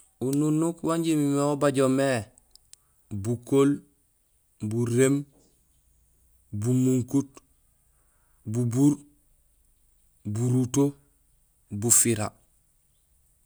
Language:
Gusilay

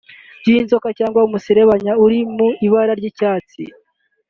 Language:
Kinyarwanda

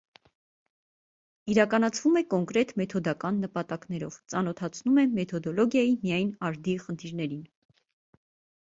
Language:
Armenian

